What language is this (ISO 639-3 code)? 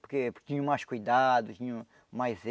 por